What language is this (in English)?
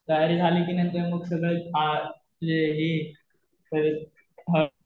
Marathi